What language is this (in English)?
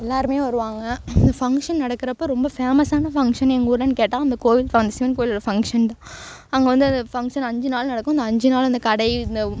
Tamil